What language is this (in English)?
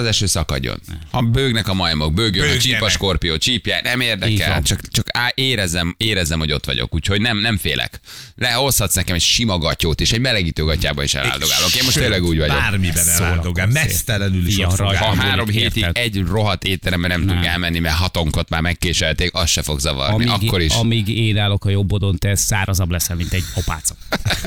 Hungarian